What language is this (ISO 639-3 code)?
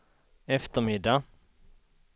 swe